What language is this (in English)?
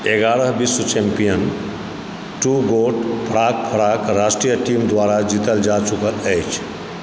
Maithili